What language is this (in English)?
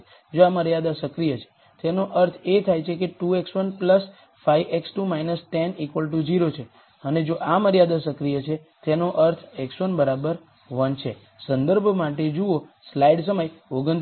Gujarati